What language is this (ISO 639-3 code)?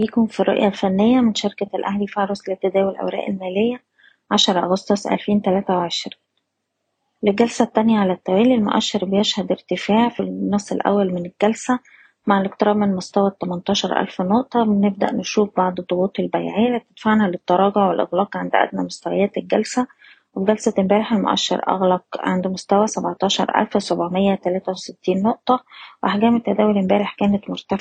ara